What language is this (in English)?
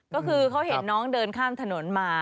Thai